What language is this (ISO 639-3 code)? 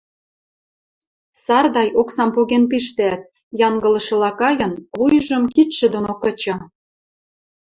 mrj